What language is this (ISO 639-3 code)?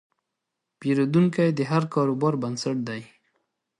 pus